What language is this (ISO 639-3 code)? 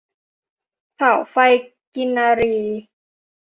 tha